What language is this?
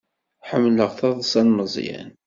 Kabyle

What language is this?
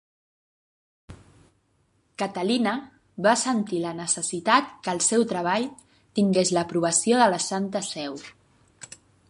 Catalan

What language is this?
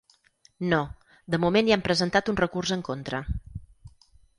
Catalan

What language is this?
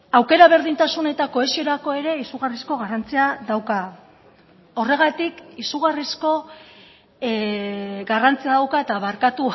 Basque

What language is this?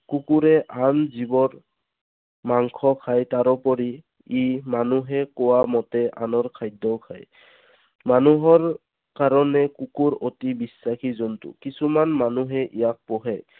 Assamese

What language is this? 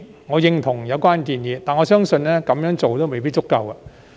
Cantonese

